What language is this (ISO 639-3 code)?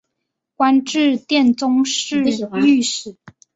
zho